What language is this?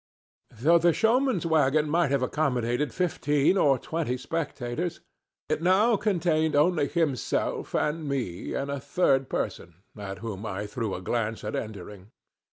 English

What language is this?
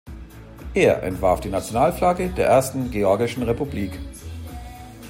German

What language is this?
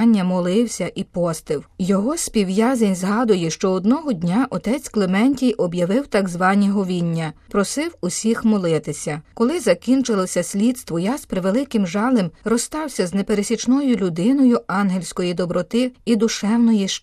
Ukrainian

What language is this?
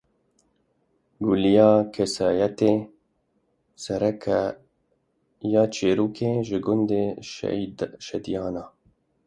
Kurdish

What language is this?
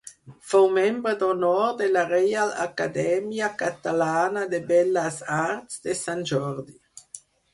Catalan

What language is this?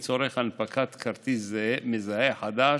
Hebrew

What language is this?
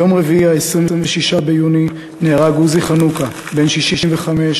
Hebrew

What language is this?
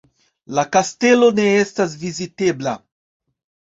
Esperanto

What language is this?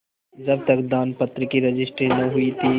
Hindi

